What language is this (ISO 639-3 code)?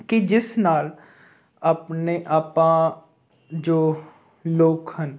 pan